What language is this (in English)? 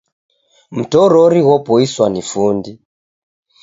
Taita